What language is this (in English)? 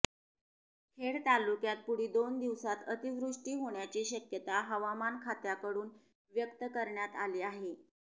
Marathi